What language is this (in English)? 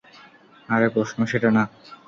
Bangla